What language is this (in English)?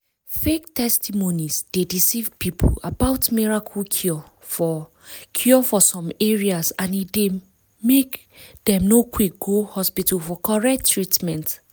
Nigerian Pidgin